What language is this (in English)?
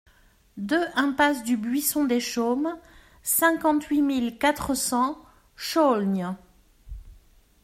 French